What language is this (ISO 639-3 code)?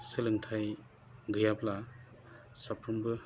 brx